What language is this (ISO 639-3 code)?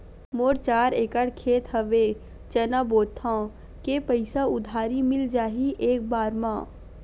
hne